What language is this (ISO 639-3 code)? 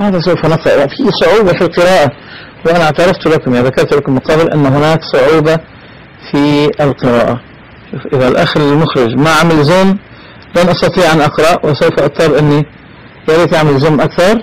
ara